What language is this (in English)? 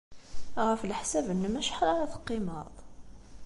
Kabyle